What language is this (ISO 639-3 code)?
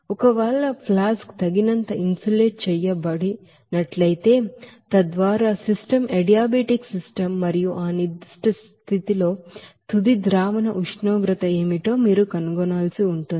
tel